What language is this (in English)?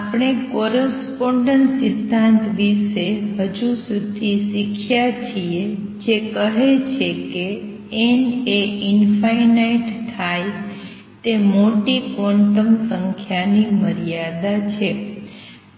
Gujarati